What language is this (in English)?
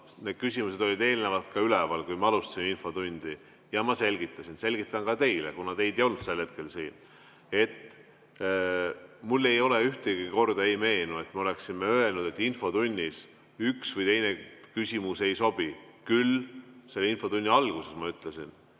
Estonian